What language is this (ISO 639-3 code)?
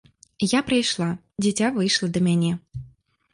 bel